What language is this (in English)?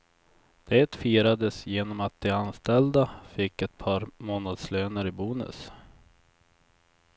Swedish